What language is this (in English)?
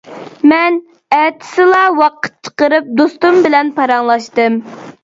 Uyghur